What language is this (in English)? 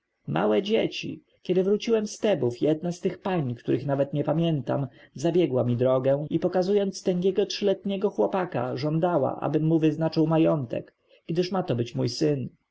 Polish